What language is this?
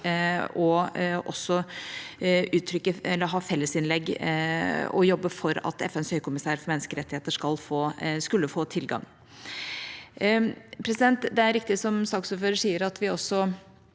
Norwegian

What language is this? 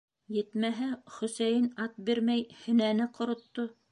Bashkir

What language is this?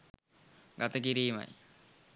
Sinhala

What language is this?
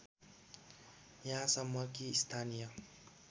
Nepali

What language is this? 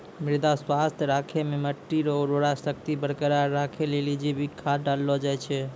Maithili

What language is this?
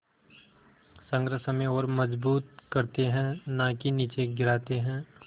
Hindi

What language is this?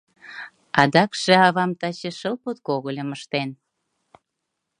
Mari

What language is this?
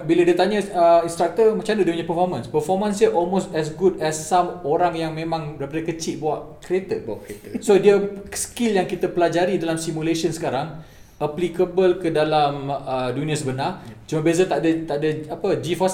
Malay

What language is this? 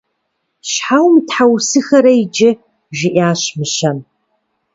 Kabardian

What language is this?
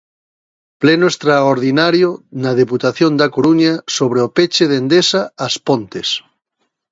Galician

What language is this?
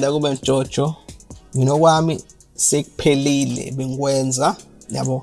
English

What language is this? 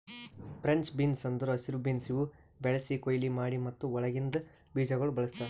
Kannada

